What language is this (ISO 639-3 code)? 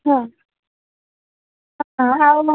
ori